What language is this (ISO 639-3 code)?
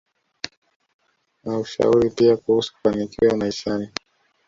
swa